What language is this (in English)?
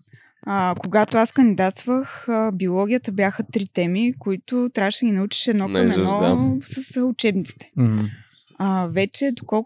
Bulgarian